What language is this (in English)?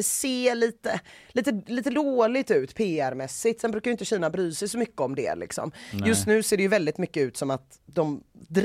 Swedish